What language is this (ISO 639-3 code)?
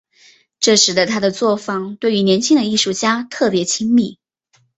zho